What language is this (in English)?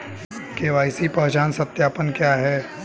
Hindi